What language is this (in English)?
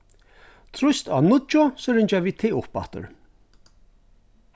Faroese